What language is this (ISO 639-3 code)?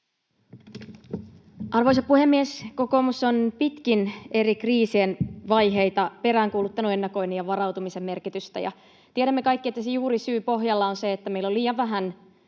fin